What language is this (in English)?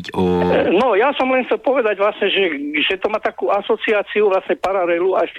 Slovak